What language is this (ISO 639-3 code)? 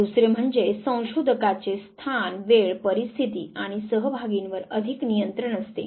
mar